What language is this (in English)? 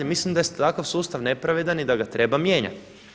Croatian